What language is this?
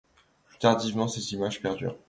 French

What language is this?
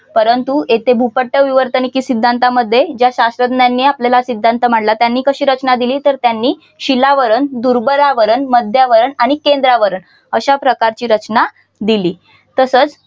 Marathi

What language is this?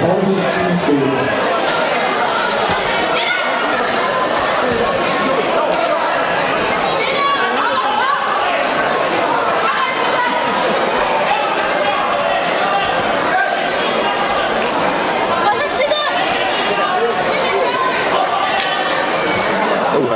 Danish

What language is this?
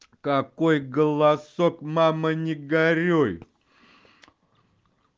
Russian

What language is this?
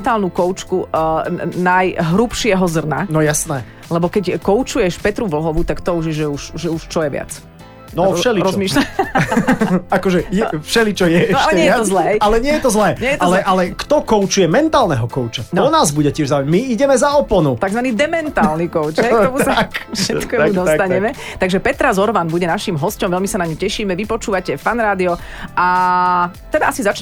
Slovak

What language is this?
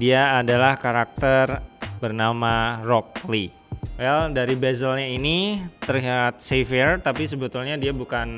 Indonesian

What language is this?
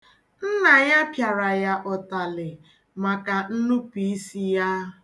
Igbo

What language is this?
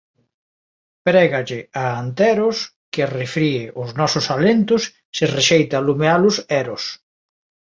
Galician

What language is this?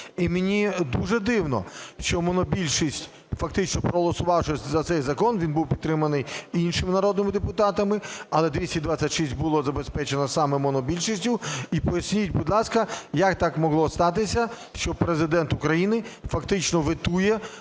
Ukrainian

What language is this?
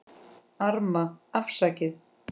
Icelandic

